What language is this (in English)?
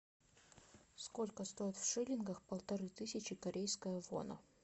Russian